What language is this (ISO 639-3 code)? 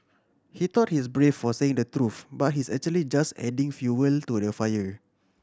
eng